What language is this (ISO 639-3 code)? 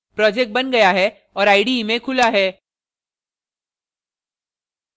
hin